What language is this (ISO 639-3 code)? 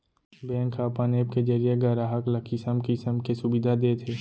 hne